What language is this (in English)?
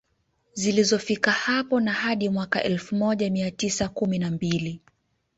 Swahili